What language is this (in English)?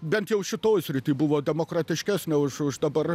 Lithuanian